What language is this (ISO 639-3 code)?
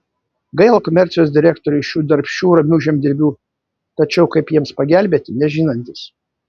lit